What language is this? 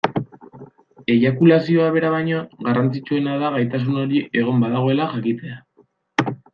Basque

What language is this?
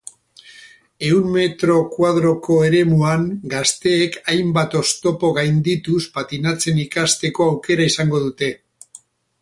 Basque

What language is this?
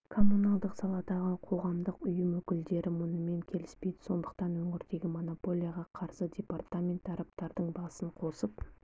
Kazakh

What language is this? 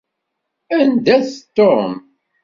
Kabyle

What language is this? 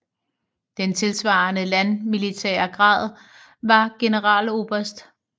Danish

